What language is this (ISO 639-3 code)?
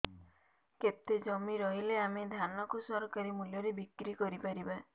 ori